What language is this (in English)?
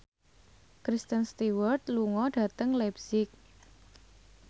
Javanese